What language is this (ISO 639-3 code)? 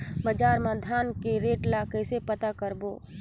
hne